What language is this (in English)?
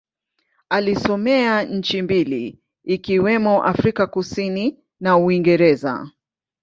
Swahili